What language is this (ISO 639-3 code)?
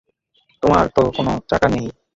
ben